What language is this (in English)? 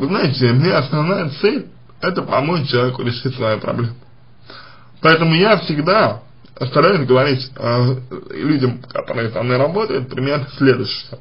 Russian